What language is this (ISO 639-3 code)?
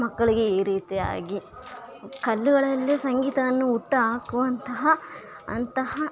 kan